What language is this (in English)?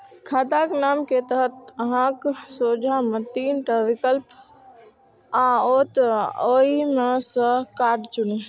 Maithili